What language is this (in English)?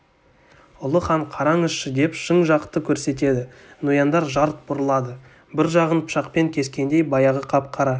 Kazakh